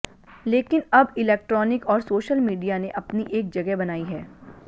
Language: Hindi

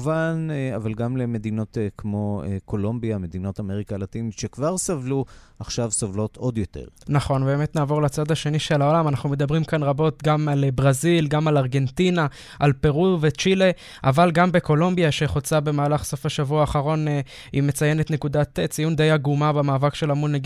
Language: Hebrew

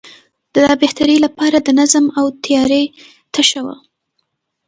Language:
Pashto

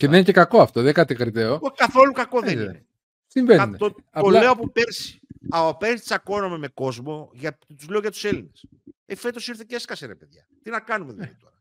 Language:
Greek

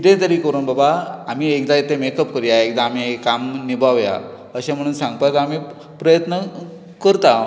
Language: Konkani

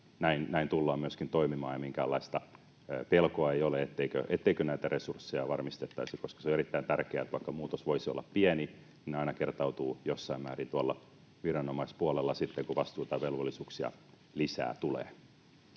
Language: Finnish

